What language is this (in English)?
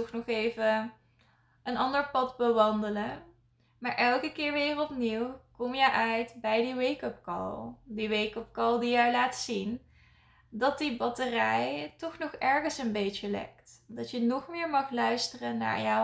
Dutch